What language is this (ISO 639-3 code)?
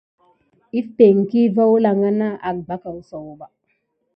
gid